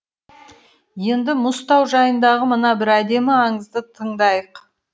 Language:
Kazakh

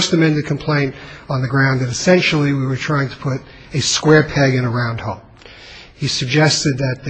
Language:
English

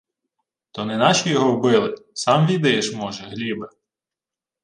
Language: Ukrainian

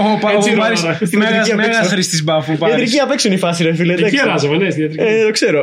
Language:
Greek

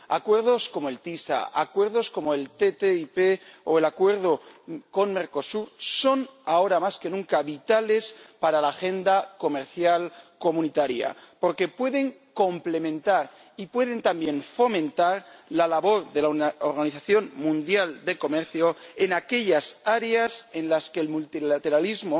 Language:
Spanish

